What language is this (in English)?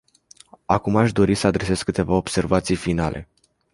Romanian